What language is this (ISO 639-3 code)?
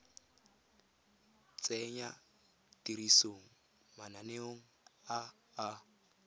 tsn